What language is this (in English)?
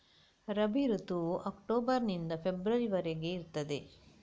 Kannada